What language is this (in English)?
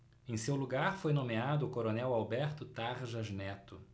Portuguese